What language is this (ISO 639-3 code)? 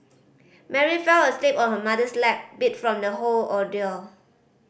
eng